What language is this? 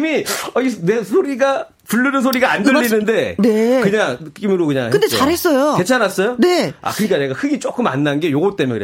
Korean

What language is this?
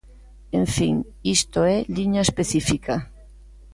Galician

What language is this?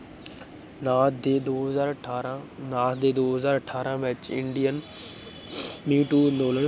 Punjabi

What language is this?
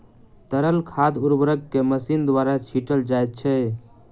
Maithili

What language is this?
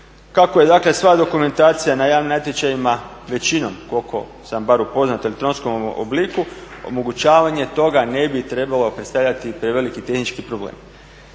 Croatian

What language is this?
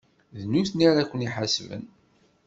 Kabyle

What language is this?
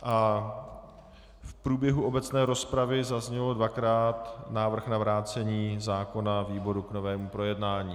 Czech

